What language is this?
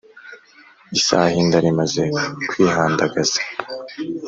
Kinyarwanda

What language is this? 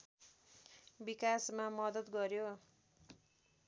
Nepali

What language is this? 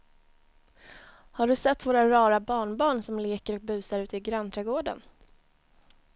Swedish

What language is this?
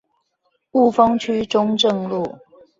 Chinese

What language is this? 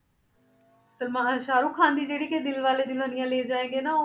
Punjabi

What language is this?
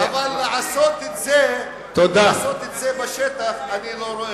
Hebrew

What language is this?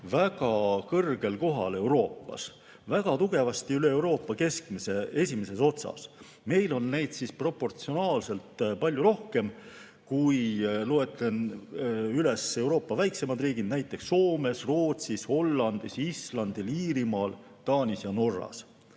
Estonian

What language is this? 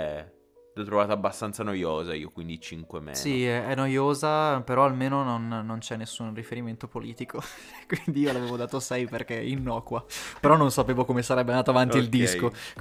Italian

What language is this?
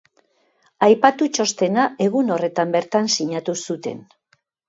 Basque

